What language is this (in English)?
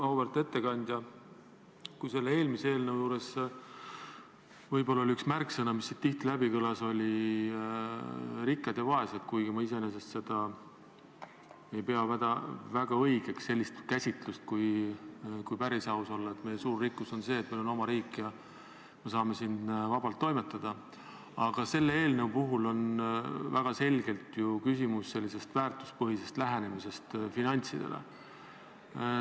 Estonian